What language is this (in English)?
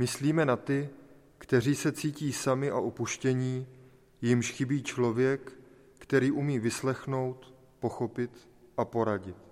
Czech